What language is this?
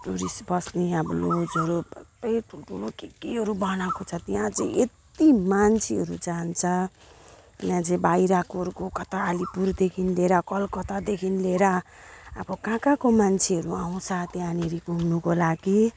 Nepali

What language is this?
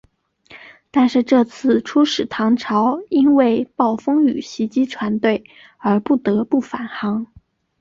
Chinese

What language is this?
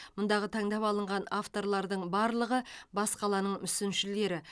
Kazakh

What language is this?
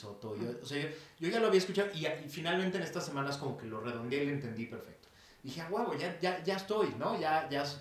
Spanish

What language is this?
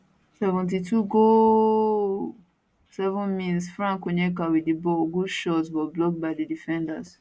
Nigerian Pidgin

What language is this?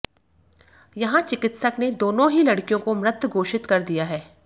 Hindi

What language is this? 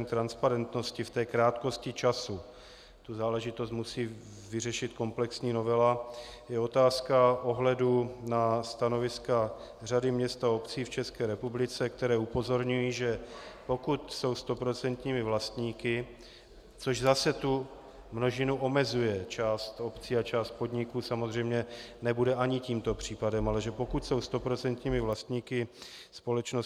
Czech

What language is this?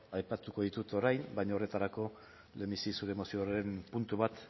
Basque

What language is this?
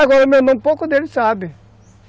Portuguese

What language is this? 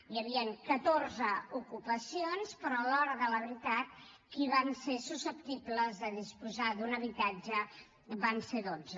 Catalan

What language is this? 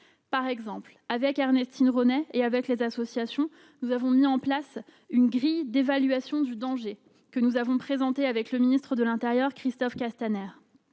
French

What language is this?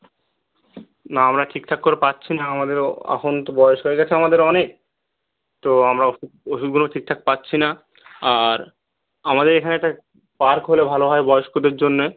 Bangla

